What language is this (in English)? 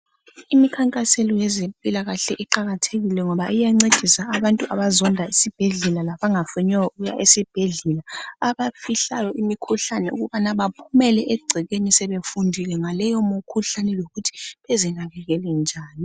North Ndebele